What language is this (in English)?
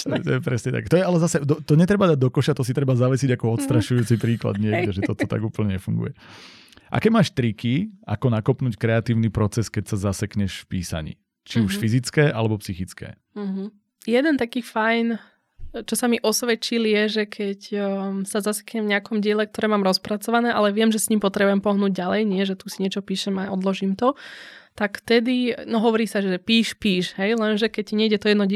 Slovak